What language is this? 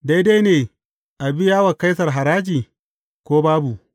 Hausa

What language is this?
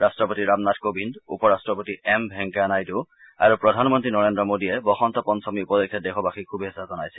Assamese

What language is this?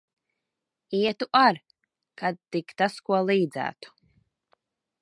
Latvian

